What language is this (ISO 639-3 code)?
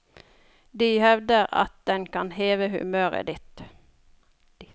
nor